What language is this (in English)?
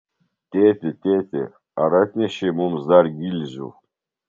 Lithuanian